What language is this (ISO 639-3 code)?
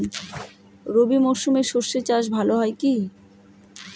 ben